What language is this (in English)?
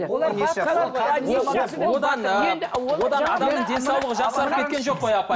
Kazakh